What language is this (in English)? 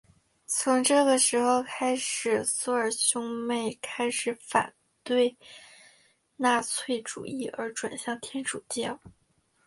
Chinese